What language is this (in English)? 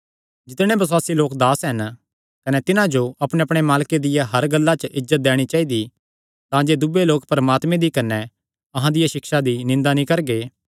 Kangri